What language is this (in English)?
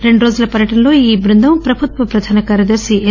Telugu